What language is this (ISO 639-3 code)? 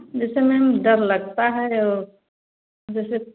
hin